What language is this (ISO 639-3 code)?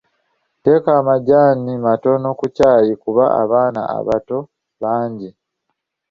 lug